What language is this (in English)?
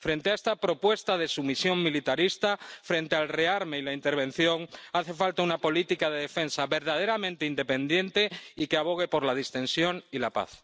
Spanish